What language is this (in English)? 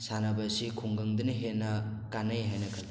Manipuri